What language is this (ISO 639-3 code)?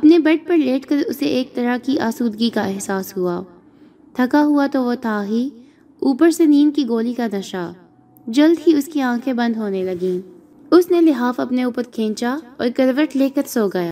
urd